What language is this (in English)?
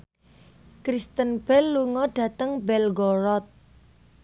Javanese